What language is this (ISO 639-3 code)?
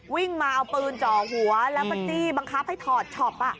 tha